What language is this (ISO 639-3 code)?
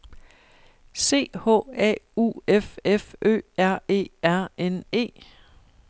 dan